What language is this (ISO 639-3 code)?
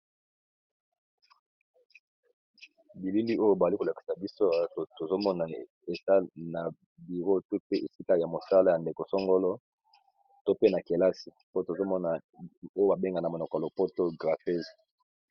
lin